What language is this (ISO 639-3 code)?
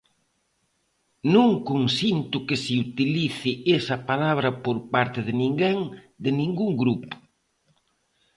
glg